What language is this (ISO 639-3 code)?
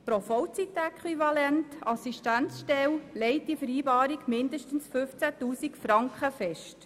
gsw